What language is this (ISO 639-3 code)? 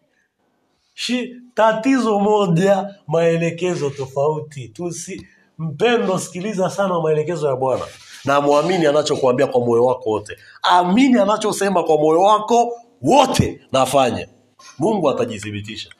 swa